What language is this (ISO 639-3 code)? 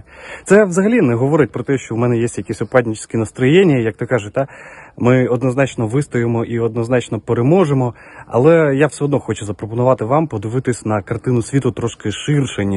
ukr